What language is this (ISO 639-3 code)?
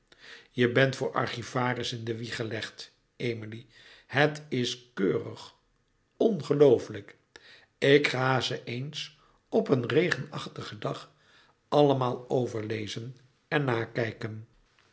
nld